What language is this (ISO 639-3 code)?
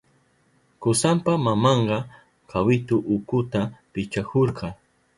qup